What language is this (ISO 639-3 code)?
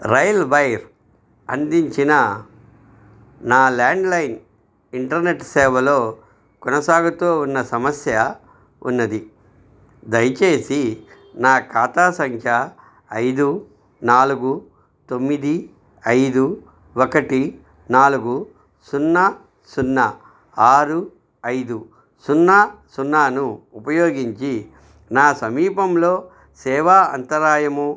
tel